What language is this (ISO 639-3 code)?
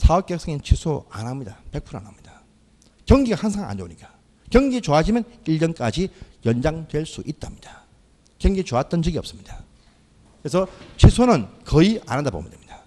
kor